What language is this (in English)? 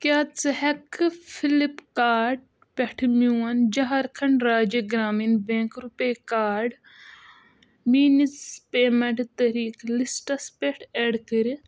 Kashmiri